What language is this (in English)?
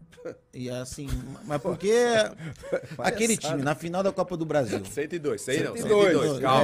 Portuguese